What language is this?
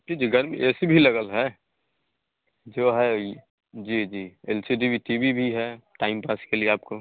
Hindi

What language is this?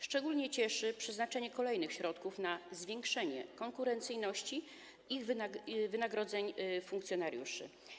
Polish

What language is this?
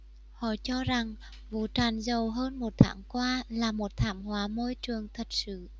Vietnamese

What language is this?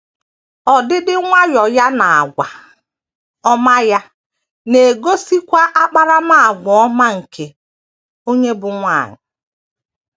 Igbo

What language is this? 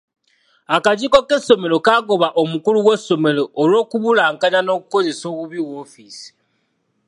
Ganda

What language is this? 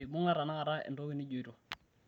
Masai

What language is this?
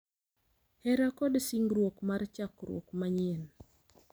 Luo (Kenya and Tanzania)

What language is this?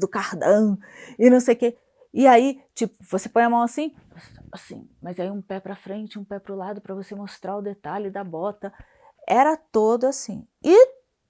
Portuguese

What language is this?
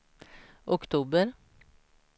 Swedish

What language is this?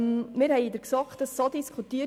Swiss German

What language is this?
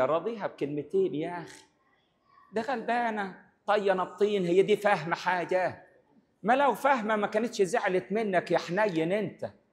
Arabic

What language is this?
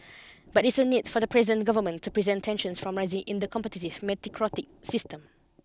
English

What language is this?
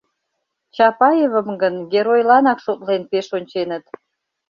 Mari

